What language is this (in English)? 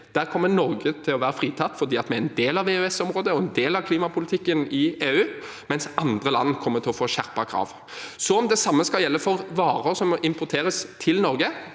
Norwegian